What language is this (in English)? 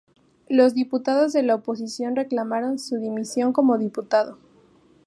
Spanish